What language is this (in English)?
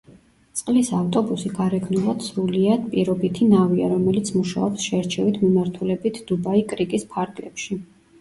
Georgian